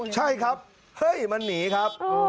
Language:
Thai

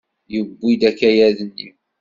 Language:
Kabyle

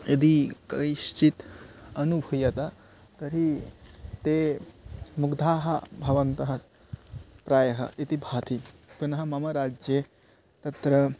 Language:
Sanskrit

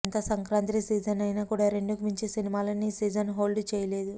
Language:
Telugu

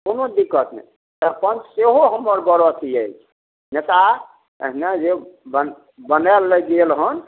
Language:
Maithili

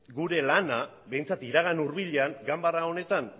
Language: Basque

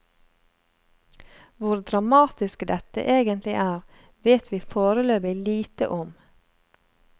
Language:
Norwegian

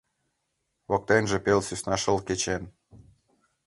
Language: Mari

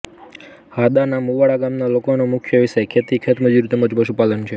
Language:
Gujarati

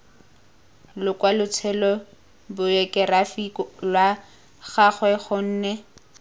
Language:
Tswana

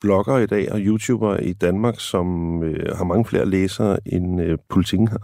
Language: Danish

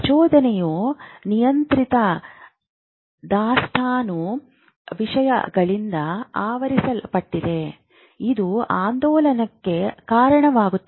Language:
Kannada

